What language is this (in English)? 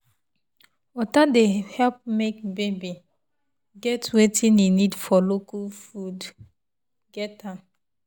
Nigerian Pidgin